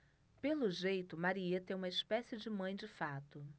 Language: Portuguese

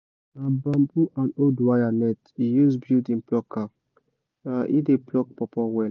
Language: Nigerian Pidgin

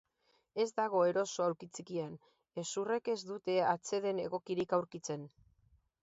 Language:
Basque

